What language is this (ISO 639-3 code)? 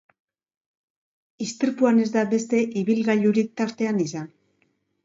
eus